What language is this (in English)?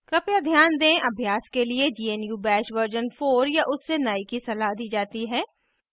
Hindi